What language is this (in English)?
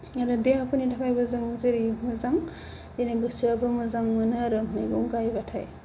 Bodo